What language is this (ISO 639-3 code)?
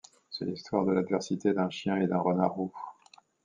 fra